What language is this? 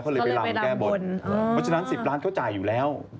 Thai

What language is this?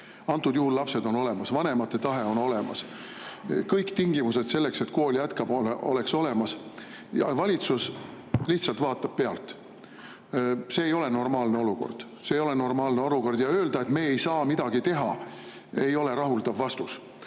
Estonian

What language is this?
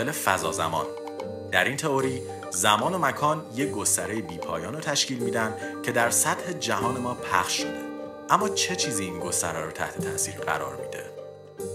Persian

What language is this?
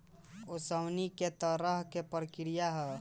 Bhojpuri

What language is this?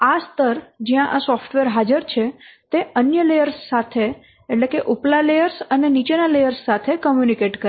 Gujarati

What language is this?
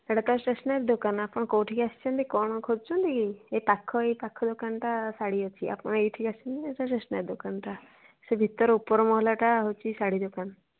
Odia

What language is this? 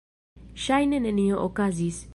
Esperanto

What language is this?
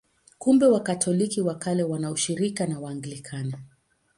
Swahili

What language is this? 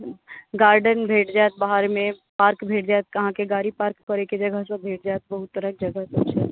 Maithili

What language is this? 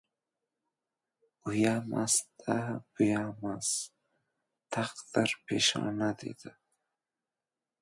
Uzbek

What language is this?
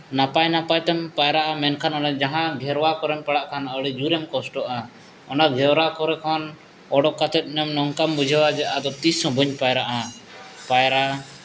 Santali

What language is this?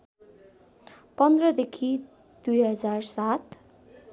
Nepali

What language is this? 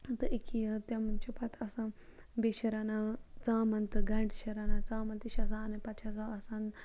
Kashmiri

